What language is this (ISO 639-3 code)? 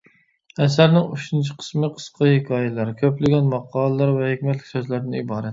uig